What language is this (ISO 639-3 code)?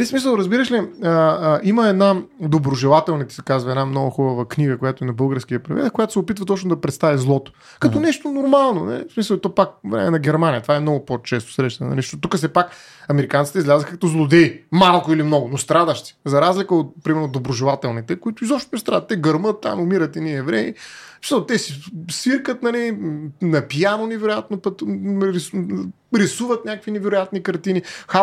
bul